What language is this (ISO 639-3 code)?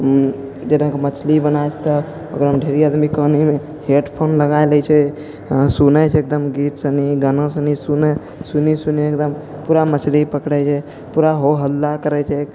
mai